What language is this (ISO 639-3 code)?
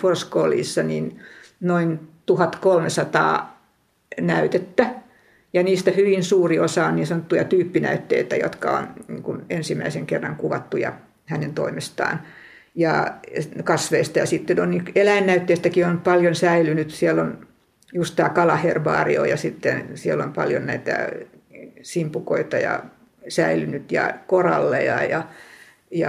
fin